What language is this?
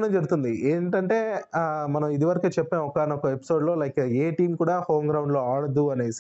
Telugu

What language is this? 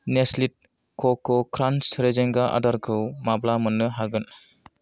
Bodo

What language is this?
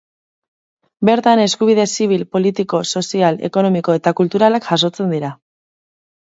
Basque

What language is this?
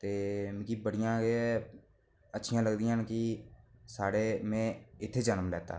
Dogri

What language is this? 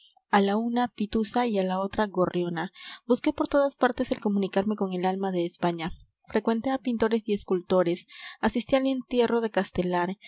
Spanish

